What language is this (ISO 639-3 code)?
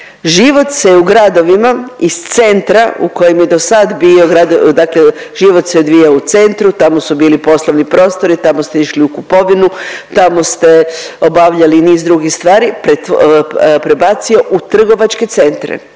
hrv